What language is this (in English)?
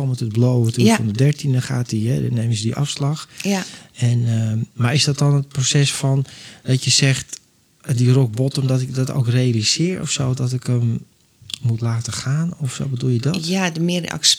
Dutch